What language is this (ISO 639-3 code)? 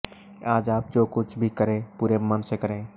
hin